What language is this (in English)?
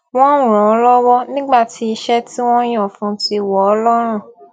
Yoruba